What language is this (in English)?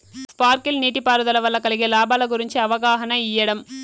Telugu